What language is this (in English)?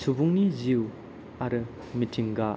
Bodo